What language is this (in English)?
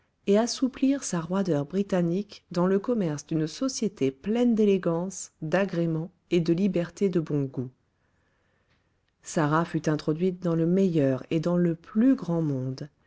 French